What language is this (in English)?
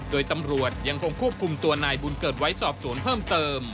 Thai